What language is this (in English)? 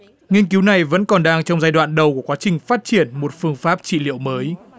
Vietnamese